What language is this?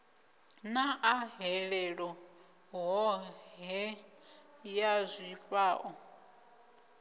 Venda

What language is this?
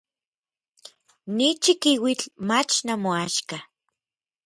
Orizaba Nahuatl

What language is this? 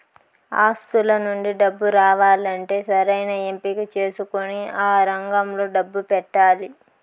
Telugu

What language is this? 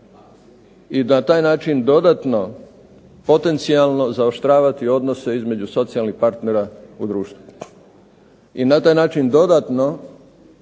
Croatian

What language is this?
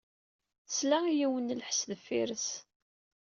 Kabyle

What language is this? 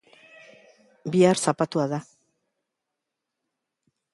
Basque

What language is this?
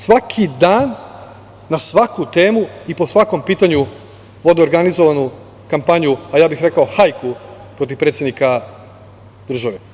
Serbian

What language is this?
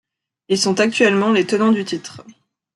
French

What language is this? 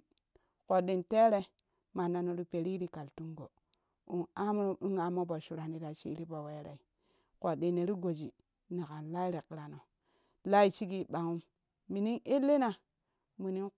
Kushi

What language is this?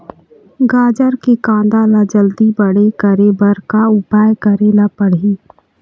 Chhattisgarhi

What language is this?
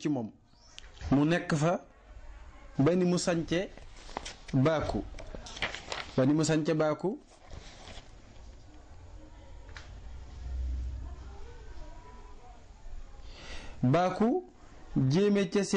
French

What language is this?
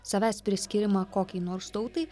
Lithuanian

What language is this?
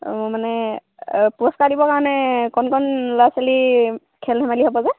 Assamese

